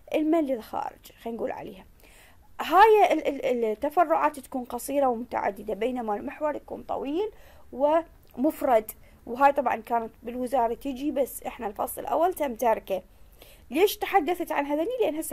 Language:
Arabic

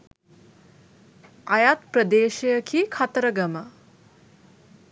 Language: Sinhala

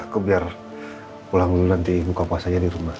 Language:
Indonesian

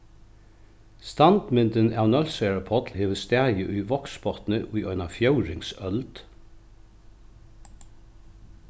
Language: Faroese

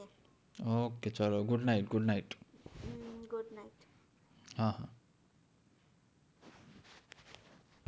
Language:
Gujarati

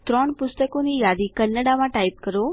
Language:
Gujarati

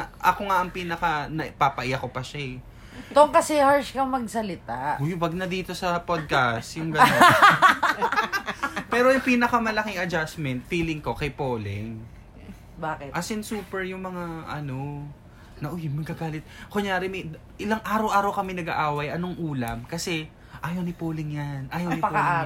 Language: Filipino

